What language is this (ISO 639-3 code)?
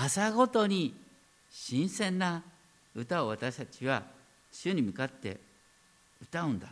jpn